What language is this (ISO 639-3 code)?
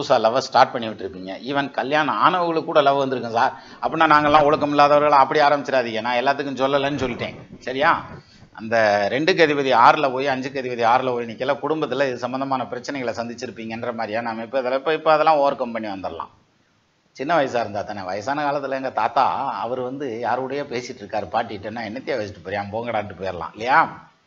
tam